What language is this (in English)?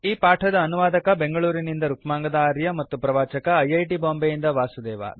Kannada